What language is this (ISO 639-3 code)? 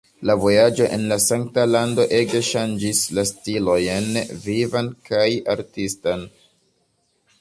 epo